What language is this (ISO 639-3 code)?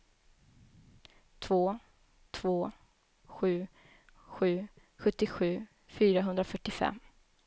swe